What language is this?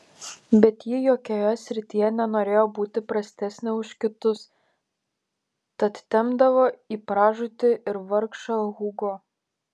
Lithuanian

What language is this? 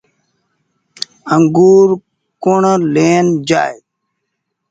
Goaria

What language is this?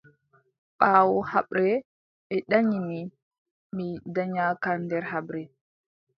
Adamawa Fulfulde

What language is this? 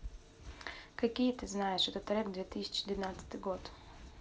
Russian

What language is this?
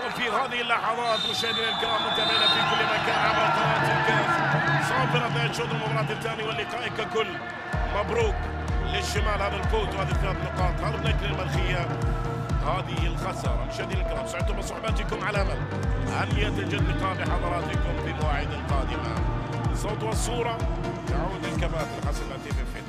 Arabic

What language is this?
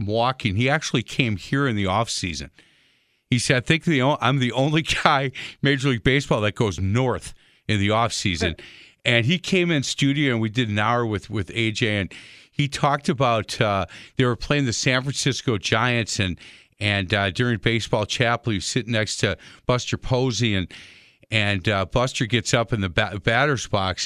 English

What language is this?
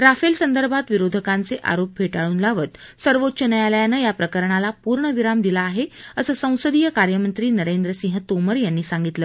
Marathi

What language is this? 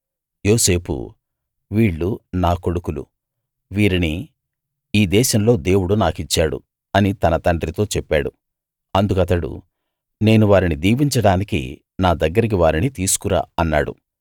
Telugu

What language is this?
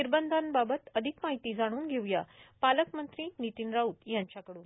Marathi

